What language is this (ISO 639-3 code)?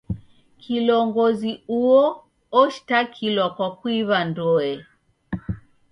dav